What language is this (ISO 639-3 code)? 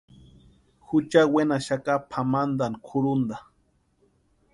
pua